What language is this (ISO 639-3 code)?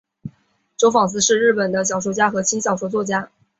zho